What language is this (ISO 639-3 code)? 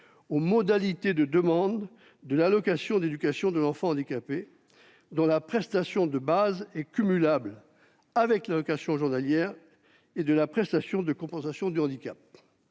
fra